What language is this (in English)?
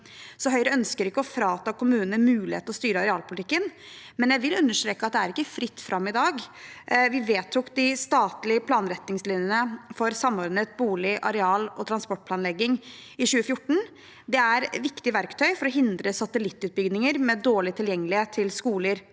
Norwegian